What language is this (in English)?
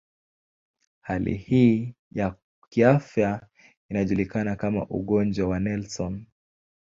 Swahili